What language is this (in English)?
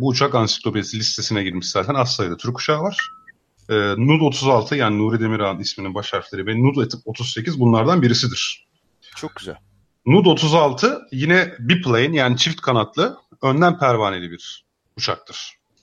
Turkish